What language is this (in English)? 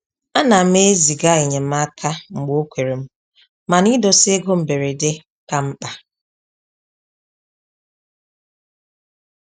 Igbo